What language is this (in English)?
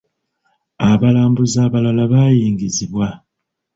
Ganda